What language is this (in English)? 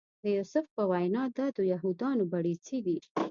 Pashto